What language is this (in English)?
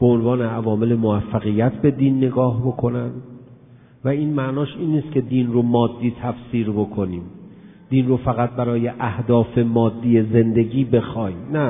Persian